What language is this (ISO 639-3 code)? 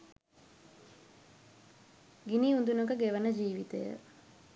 sin